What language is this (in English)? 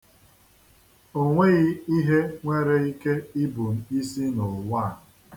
Igbo